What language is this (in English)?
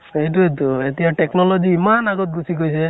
Assamese